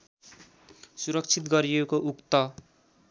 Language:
Nepali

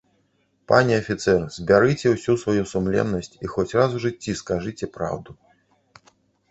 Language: Belarusian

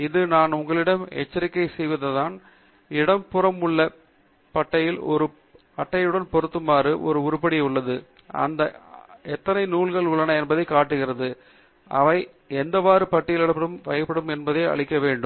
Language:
Tamil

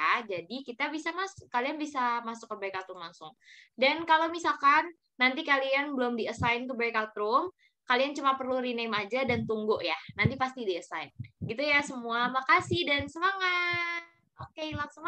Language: Indonesian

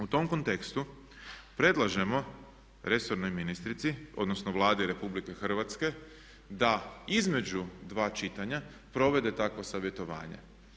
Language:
Croatian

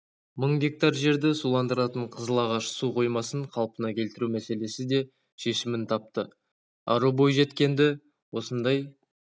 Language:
Kazakh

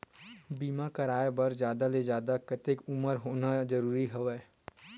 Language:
Chhattisgarhi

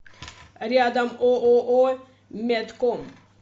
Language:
Russian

